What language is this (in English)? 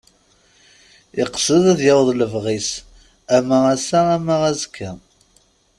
Kabyle